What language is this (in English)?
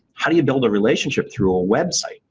English